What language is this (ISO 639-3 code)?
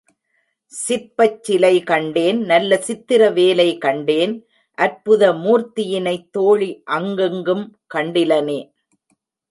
tam